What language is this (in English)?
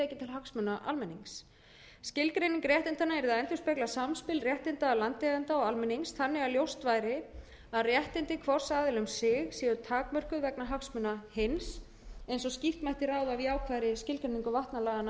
Icelandic